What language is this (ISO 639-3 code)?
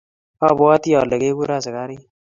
kln